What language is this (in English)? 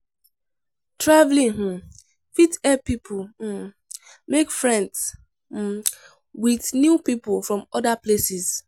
Nigerian Pidgin